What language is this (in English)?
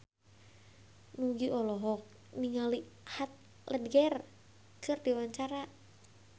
Sundanese